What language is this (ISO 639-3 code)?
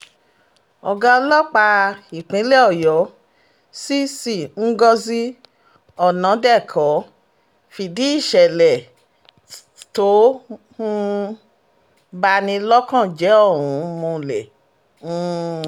yor